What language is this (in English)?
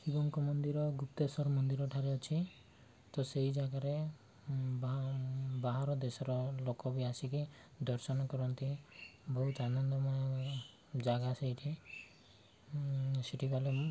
Odia